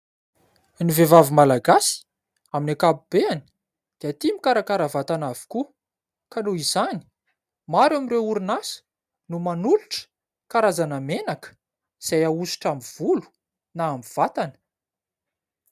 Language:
Malagasy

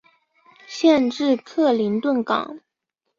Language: Chinese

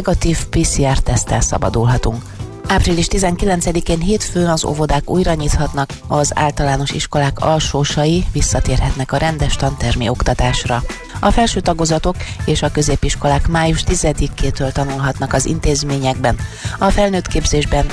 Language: Hungarian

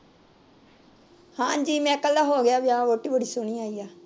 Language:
Punjabi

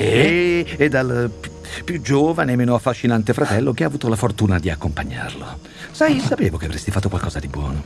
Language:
Italian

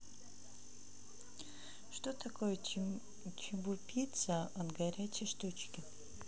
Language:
Russian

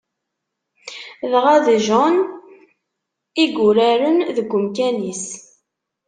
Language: Kabyle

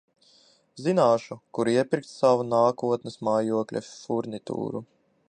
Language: Latvian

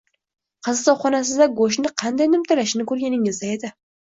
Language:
Uzbek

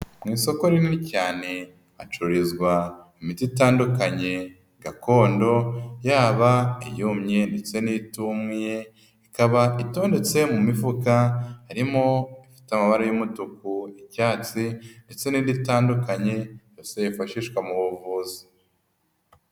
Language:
Kinyarwanda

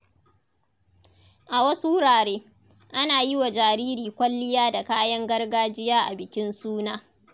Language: Hausa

